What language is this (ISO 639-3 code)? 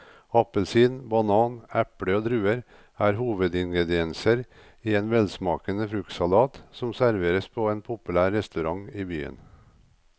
nor